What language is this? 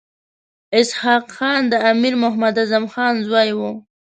Pashto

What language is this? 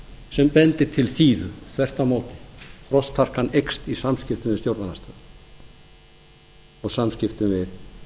Icelandic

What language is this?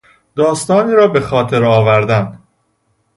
Persian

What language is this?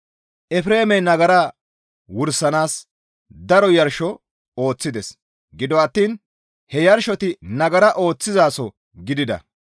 Gamo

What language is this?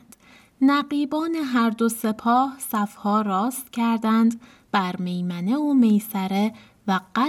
Persian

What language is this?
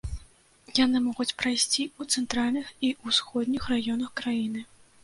Belarusian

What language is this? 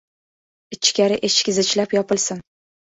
Uzbek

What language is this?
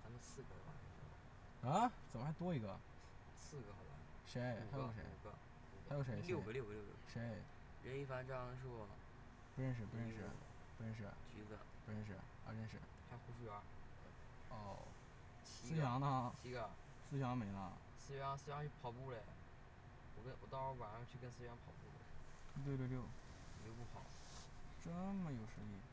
Chinese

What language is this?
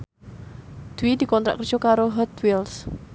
Javanese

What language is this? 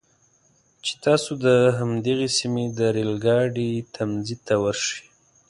Pashto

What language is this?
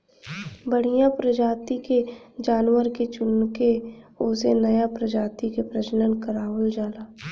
Bhojpuri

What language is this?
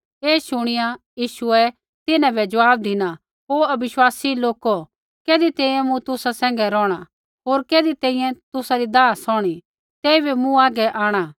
Kullu Pahari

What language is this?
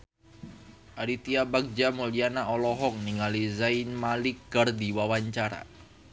Sundanese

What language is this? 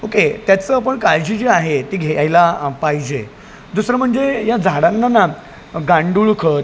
Marathi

